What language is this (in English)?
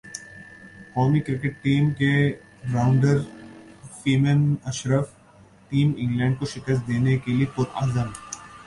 Urdu